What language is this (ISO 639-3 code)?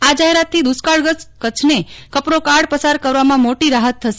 guj